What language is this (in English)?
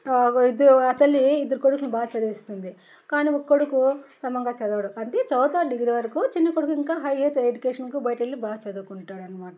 Telugu